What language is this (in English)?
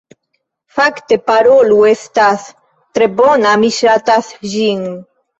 Esperanto